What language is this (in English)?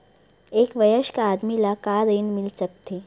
Chhattisgarhi